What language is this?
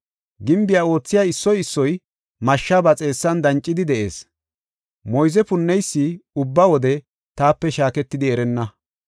Gofa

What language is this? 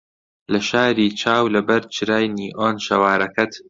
Central Kurdish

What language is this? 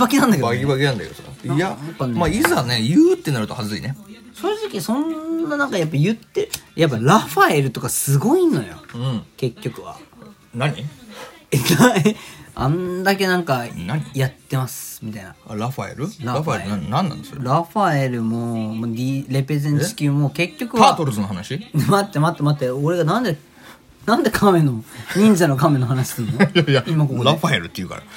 Japanese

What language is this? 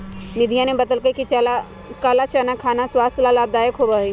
Magahi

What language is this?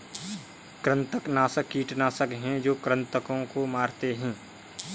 Hindi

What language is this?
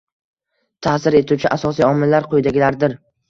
Uzbek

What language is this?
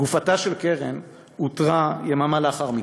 Hebrew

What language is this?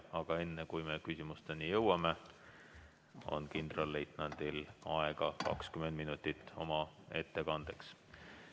Estonian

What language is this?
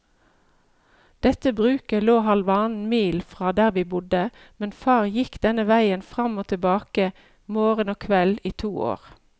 Norwegian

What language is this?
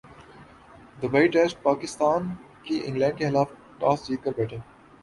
Urdu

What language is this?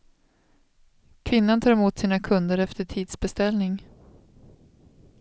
Swedish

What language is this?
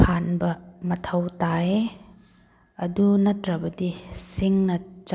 Manipuri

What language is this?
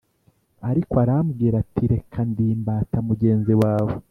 Kinyarwanda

